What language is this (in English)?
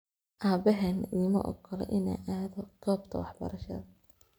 Somali